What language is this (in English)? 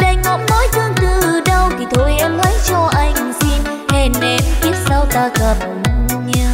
Vietnamese